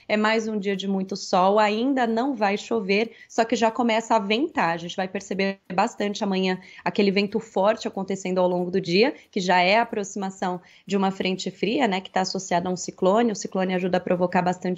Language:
Portuguese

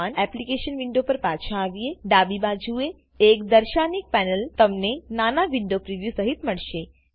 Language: Gujarati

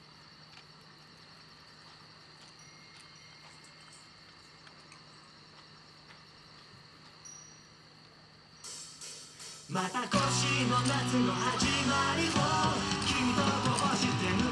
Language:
Japanese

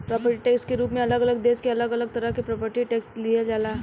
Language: Bhojpuri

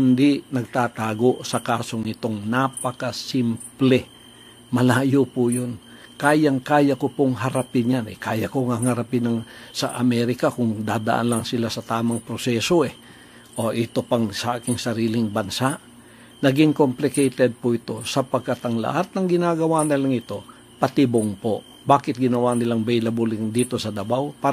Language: Filipino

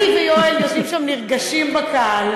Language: Hebrew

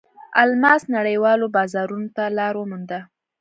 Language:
Pashto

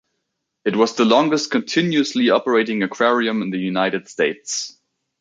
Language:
English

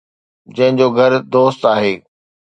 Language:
Sindhi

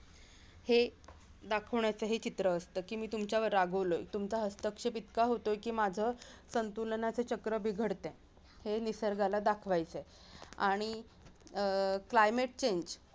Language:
Marathi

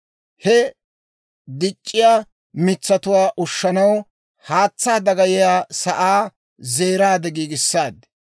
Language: Dawro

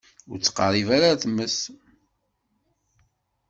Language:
Kabyle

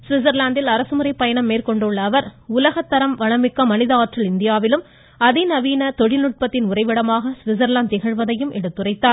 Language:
Tamil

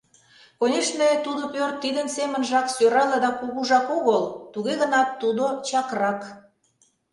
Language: Mari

